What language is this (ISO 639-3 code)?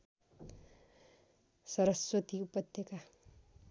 nep